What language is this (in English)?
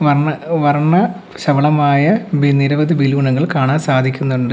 Malayalam